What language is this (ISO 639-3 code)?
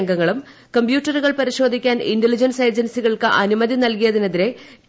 mal